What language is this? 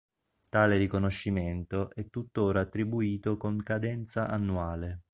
Italian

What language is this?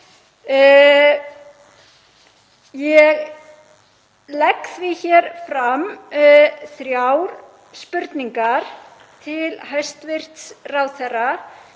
Icelandic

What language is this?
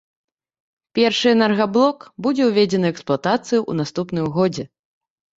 Belarusian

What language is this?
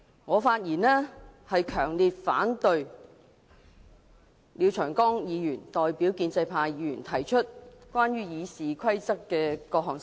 Cantonese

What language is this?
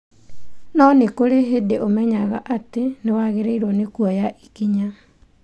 Kikuyu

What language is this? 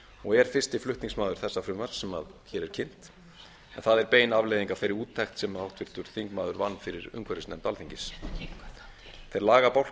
Icelandic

